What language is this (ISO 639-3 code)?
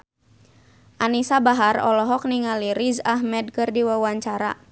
sun